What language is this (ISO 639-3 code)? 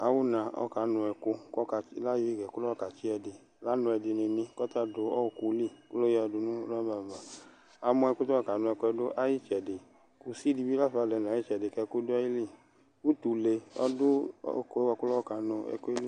kpo